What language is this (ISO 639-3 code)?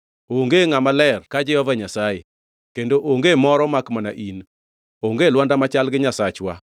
luo